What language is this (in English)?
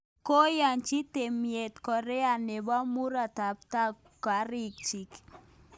Kalenjin